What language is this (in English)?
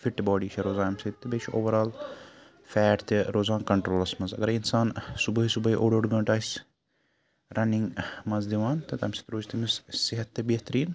Kashmiri